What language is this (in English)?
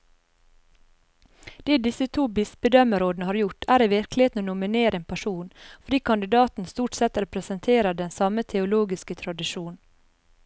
Norwegian